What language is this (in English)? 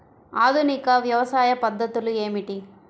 Telugu